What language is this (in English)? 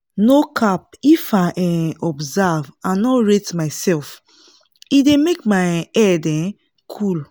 Nigerian Pidgin